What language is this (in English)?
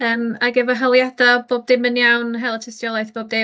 Welsh